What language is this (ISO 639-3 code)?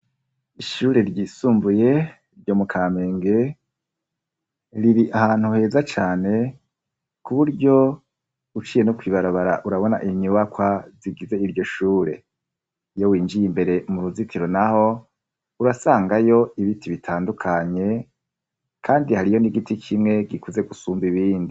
run